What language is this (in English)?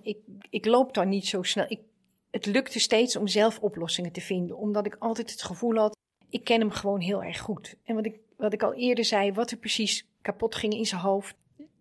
Dutch